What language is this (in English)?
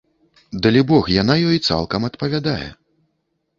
Belarusian